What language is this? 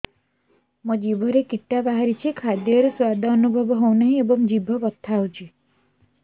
Odia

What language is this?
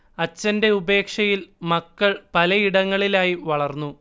Malayalam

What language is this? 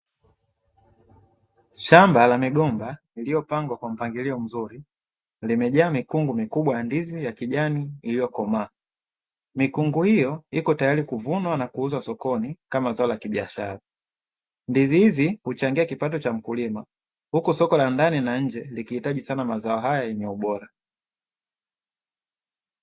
Swahili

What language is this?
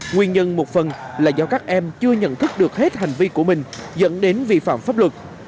Vietnamese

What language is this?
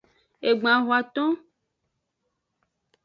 Aja (Benin)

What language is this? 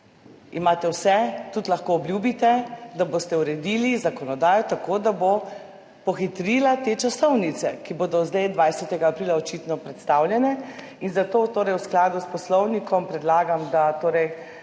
Slovenian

